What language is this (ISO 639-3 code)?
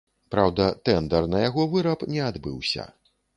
bel